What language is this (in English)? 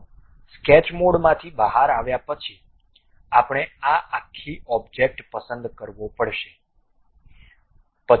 Gujarati